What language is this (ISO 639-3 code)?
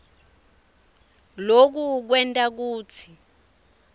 ssw